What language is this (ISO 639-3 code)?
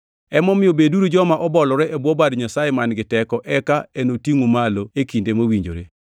luo